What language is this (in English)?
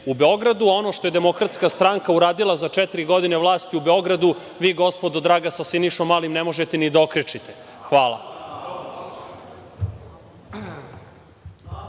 Serbian